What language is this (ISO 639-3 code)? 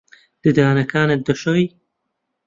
ckb